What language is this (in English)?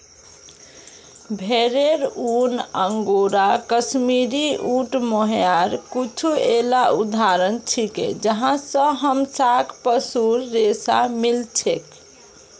Magahi